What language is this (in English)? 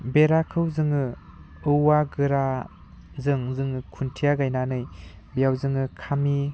Bodo